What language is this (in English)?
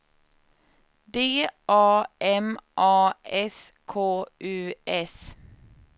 Swedish